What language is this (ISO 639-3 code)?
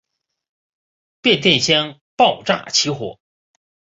zho